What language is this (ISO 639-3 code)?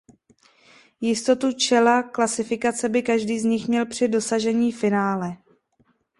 ces